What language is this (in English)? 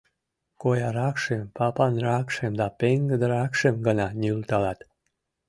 Mari